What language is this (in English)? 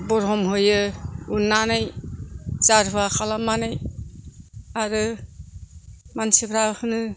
Bodo